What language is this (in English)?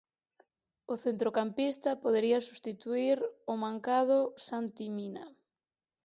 Galician